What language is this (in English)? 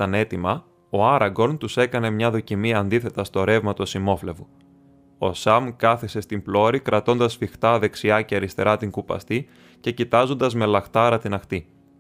Greek